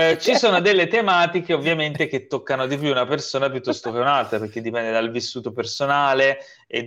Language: Italian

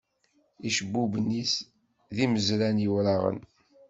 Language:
Kabyle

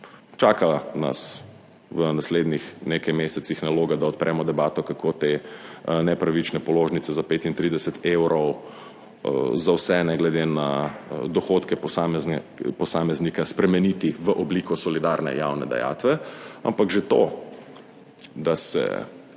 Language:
Slovenian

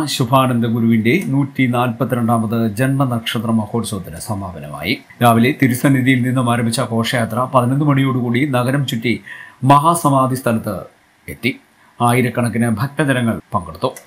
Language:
Malayalam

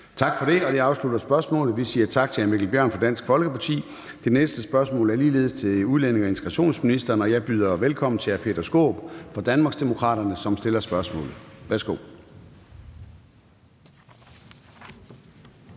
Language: Danish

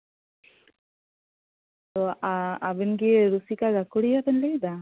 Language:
Santali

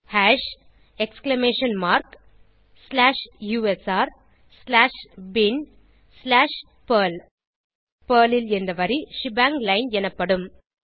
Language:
Tamil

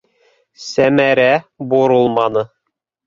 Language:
Bashkir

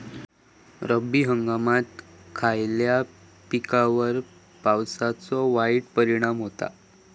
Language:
Marathi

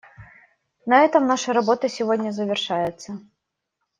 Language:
Russian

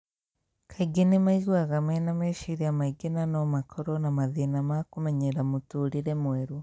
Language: Kikuyu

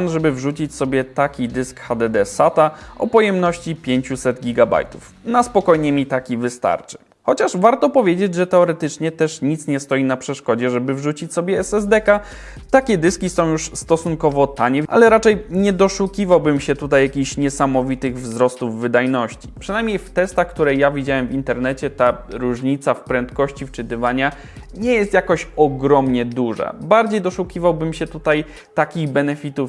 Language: Polish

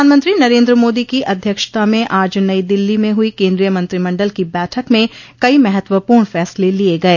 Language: Hindi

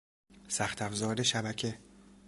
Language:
Persian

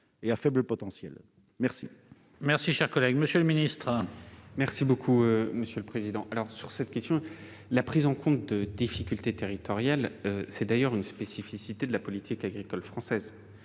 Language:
French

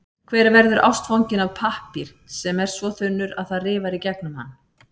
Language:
Icelandic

